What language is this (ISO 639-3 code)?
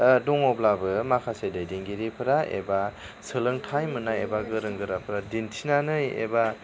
brx